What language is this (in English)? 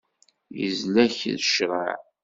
Kabyle